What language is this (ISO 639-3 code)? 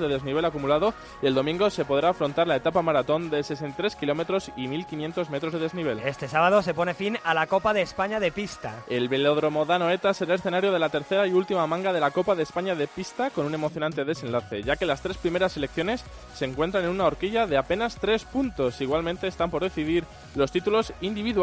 spa